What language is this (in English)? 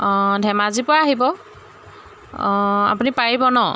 Assamese